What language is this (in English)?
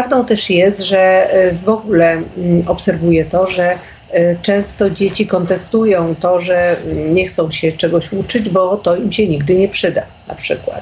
Polish